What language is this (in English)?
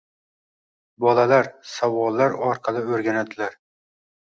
Uzbek